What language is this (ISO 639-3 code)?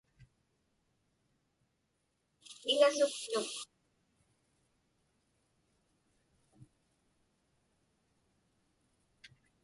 ipk